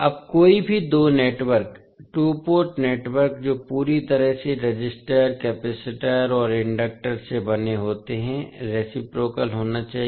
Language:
Hindi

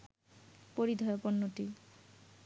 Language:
Bangla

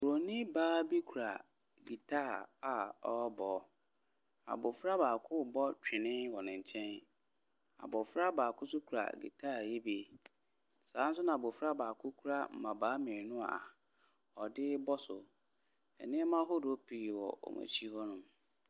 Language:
Akan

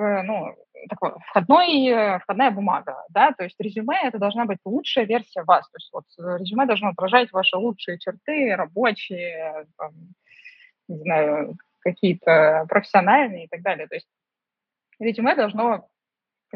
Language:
Russian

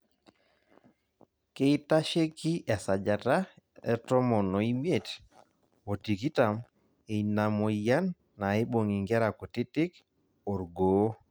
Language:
Masai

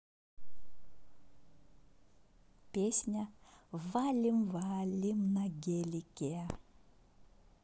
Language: Russian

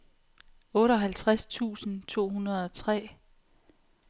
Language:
Danish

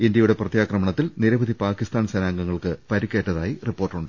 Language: Malayalam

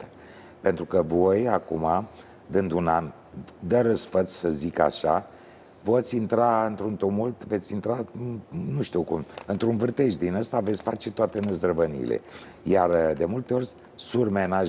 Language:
Romanian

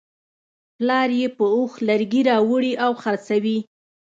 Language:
Pashto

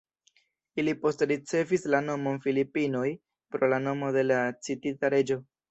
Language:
Esperanto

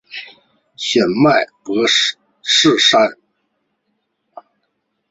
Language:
Chinese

